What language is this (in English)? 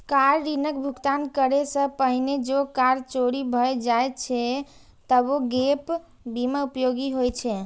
Maithili